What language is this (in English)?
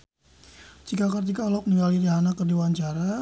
Sundanese